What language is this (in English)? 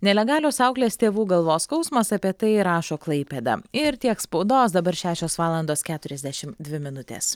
Lithuanian